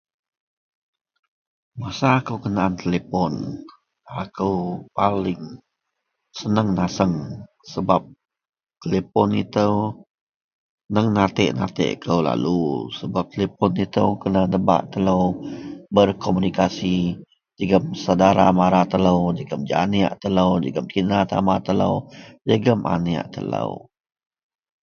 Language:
Central Melanau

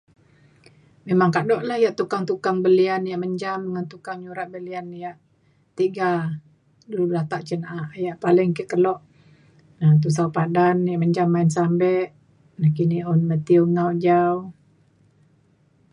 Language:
Mainstream Kenyah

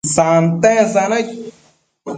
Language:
Matsés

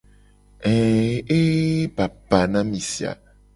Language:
Gen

